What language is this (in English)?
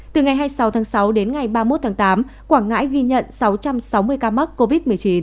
Vietnamese